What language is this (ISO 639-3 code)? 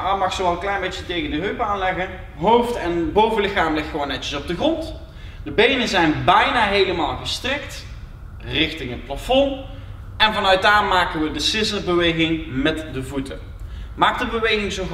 nld